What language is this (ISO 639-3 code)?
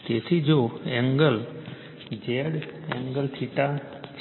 guj